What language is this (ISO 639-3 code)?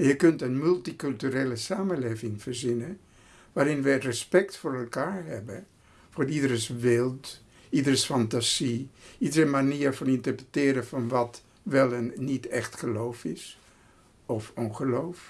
nld